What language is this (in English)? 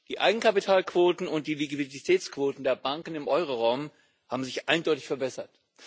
German